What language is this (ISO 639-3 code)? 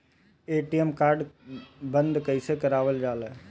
bho